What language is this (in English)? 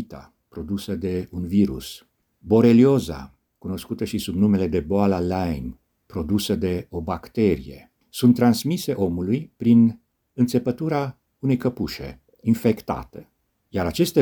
Romanian